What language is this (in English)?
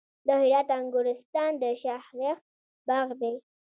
Pashto